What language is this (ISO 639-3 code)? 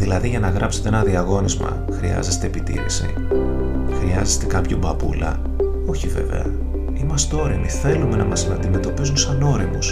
ell